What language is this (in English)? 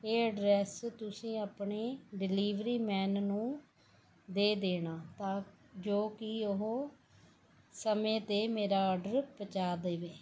Punjabi